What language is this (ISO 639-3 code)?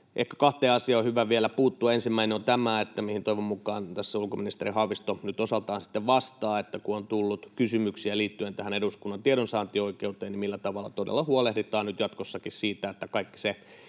fin